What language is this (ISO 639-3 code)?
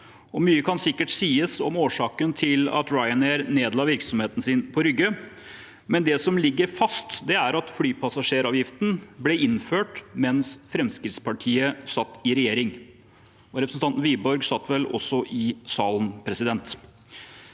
nor